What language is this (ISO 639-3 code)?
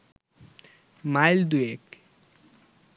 ben